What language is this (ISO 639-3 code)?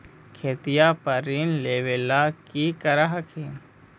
mag